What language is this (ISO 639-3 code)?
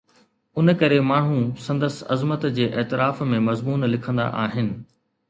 snd